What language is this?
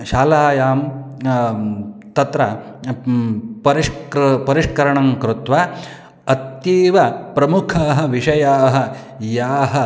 Sanskrit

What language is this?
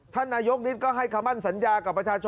Thai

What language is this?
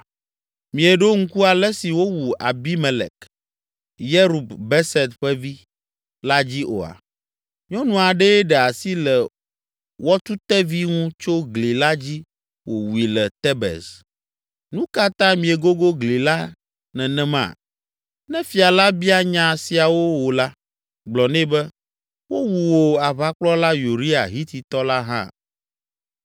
Ewe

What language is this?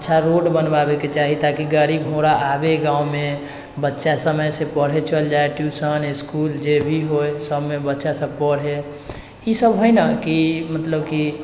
Maithili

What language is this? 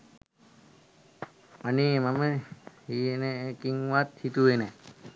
Sinhala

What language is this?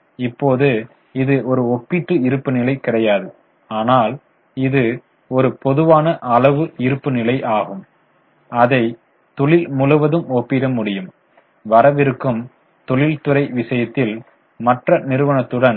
Tamil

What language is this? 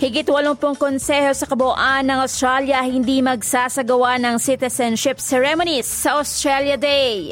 Filipino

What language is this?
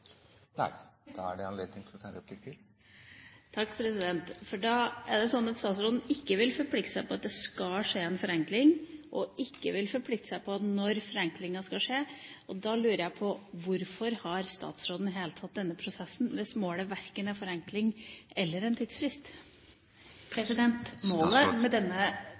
Norwegian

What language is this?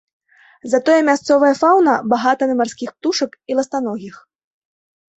Belarusian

